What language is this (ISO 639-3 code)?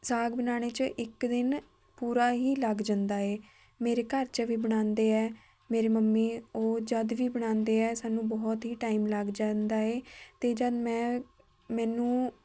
pan